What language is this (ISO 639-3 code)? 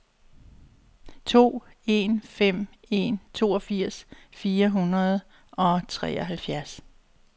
dan